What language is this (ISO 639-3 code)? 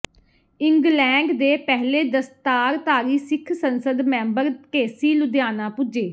pan